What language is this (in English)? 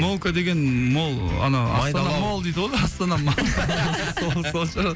Kazakh